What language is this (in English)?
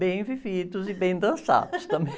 Portuguese